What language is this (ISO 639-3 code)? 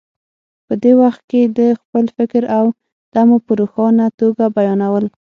pus